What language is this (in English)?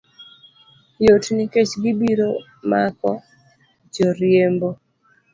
Luo (Kenya and Tanzania)